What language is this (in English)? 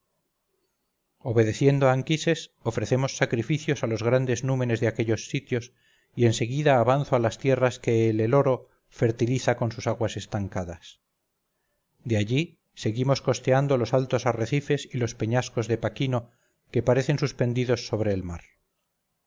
Spanish